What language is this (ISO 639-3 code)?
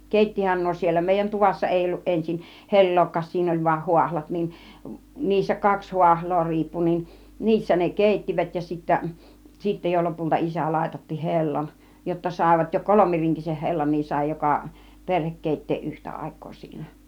fin